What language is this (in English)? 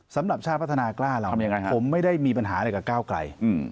Thai